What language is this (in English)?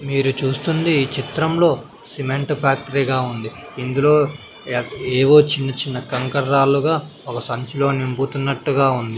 Telugu